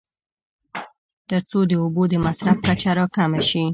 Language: Pashto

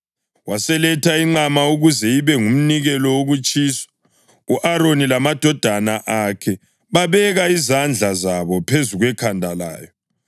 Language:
North Ndebele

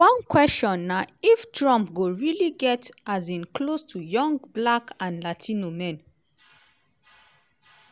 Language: Nigerian Pidgin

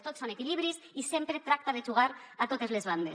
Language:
Catalan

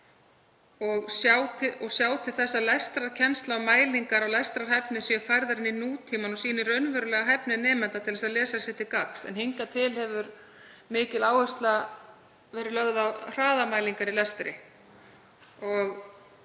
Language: Icelandic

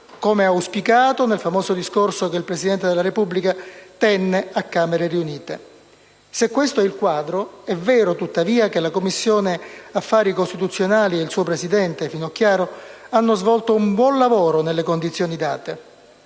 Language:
Italian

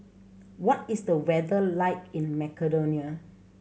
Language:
English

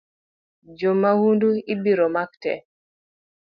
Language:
Luo (Kenya and Tanzania)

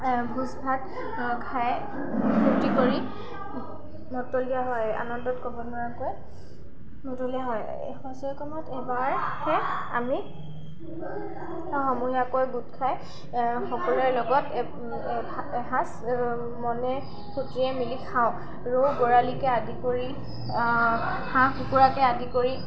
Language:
Assamese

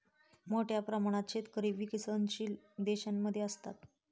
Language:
Marathi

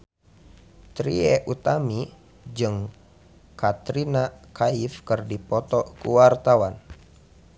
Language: Sundanese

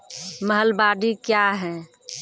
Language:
Maithili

